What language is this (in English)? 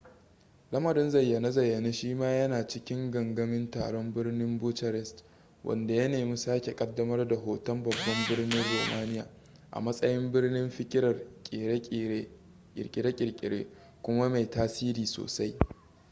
Hausa